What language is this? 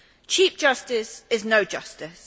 English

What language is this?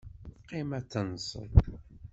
Kabyle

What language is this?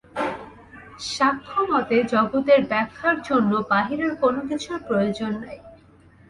Bangla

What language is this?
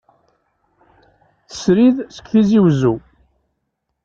Kabyle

